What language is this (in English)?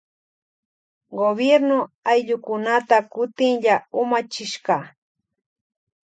Loja Highland Quichua